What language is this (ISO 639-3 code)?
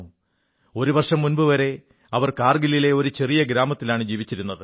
mal